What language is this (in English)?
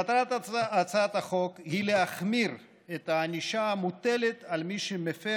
Hebrew